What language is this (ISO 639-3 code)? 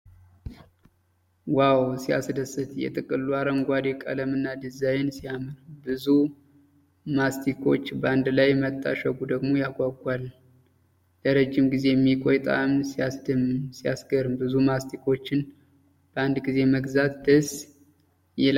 amh